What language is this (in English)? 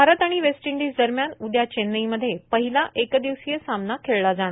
Marathi